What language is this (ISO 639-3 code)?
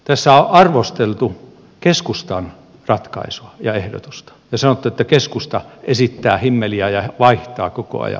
fin